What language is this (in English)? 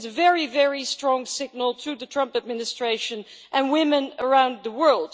English